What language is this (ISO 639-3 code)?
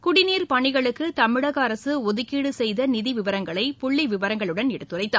tam